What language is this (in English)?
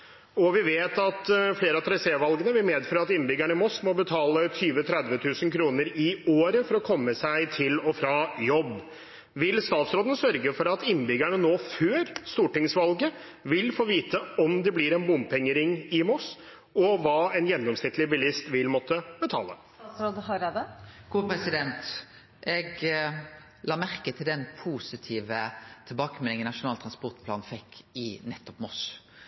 Norwegian